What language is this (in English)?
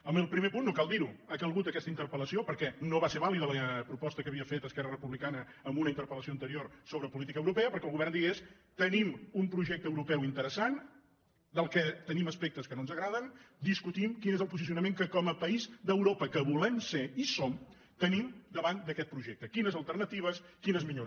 Catalan